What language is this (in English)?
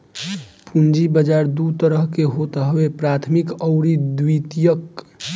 Bhojpuri